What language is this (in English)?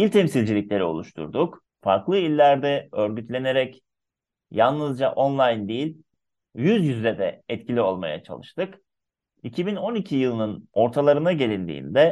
Turkish